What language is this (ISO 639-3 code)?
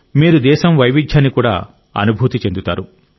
tel